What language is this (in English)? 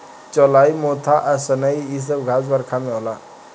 Bhojpuri